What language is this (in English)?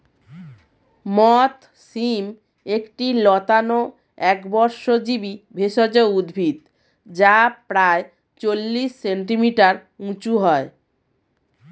Bangla